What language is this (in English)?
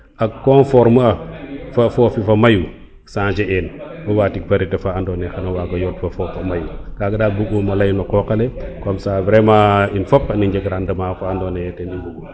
Serer